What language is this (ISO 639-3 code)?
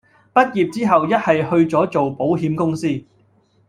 yue